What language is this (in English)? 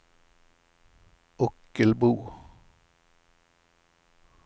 Swedish